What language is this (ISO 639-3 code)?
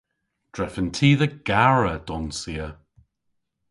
cor